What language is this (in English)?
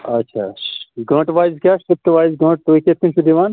Kashmiri